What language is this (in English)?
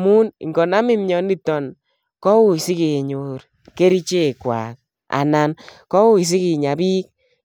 Kalenjin